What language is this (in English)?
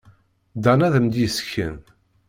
Kabyle